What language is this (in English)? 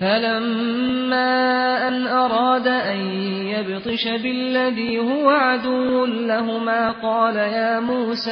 Persian